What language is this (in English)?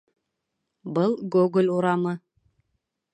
Bashkir